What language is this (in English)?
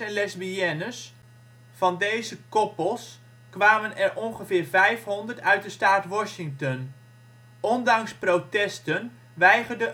Dutch